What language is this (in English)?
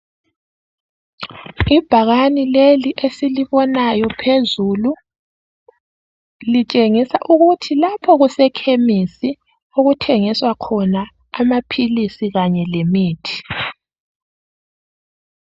North Ndebele